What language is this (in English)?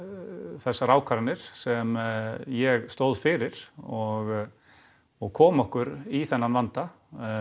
Icelandic